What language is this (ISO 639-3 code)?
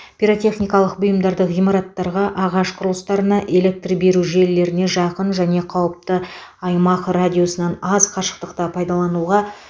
kaz